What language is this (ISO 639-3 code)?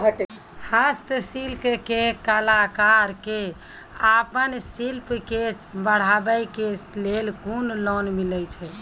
mai